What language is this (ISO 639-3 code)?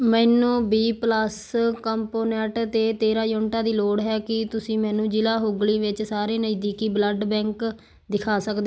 pan